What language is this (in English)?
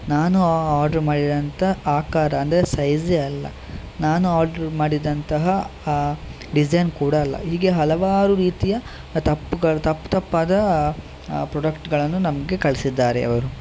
Kannada